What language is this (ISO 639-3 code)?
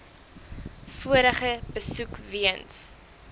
afr